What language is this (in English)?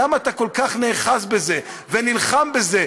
Hebrew